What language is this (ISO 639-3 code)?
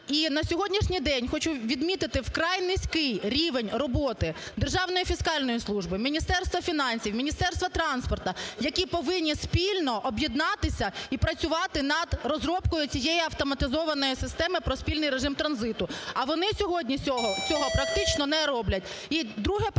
ukr